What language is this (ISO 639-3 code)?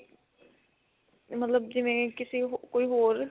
pan